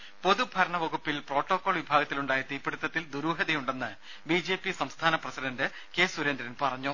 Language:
Malayalam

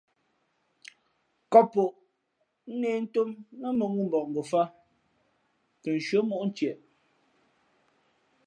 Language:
Fe'fe'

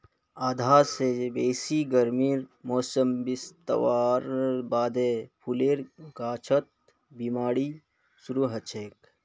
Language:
Magahi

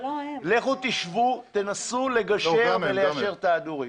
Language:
Hebrew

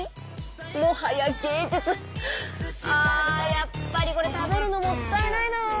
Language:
Japanese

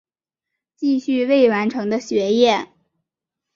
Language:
Chinese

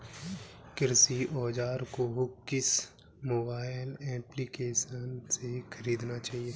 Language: Hindi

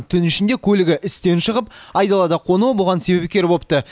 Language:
Kazakh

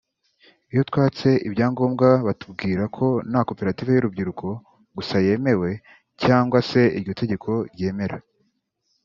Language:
Kinyarwanda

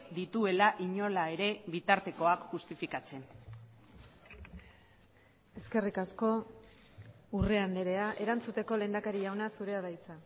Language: Basque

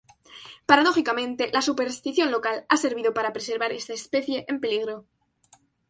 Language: Spanish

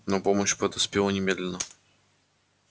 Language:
Russian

